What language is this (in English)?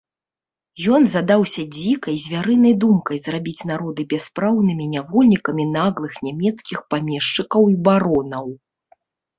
Belarusian